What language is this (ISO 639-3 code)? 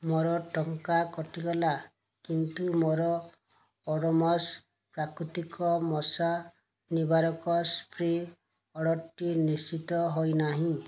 ori